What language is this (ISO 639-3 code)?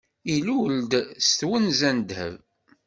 kab